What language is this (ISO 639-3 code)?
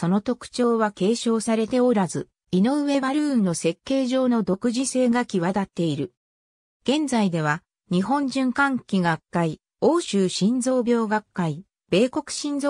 jpn